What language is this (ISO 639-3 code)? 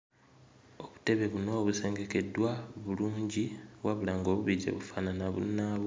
lug